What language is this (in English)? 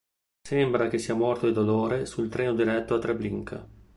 Italian